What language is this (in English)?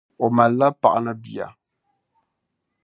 Dagbani